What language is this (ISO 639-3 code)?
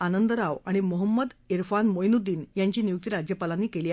mar